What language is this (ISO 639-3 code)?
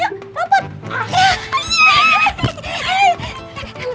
ind